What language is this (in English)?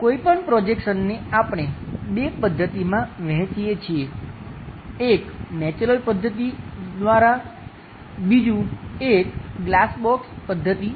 Gujarati